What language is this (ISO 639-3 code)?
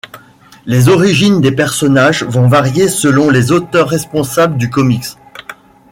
fra